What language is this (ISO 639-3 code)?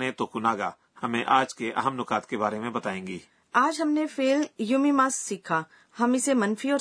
urd